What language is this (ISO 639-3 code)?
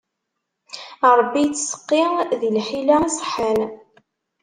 kab